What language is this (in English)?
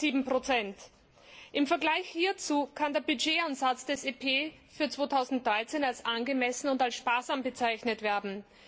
German